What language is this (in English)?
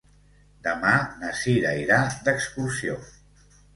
Catalan